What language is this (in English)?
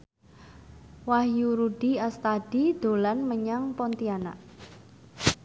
Javanese